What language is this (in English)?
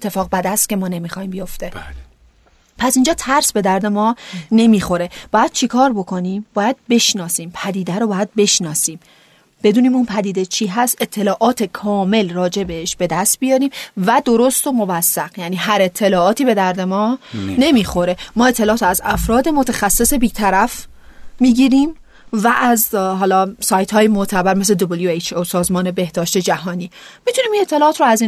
Persian